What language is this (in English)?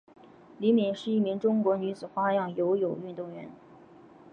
Chinese